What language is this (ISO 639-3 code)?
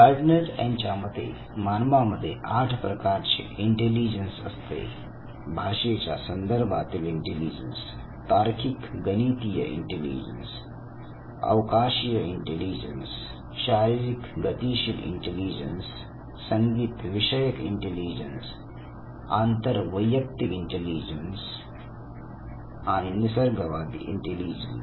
mar